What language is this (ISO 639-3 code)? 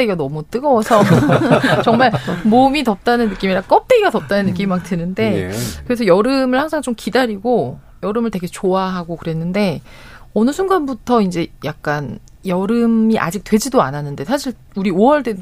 kor